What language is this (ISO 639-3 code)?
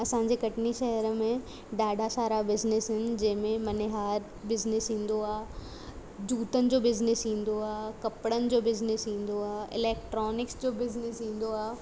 snd